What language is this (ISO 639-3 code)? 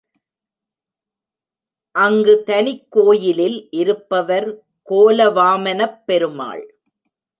tam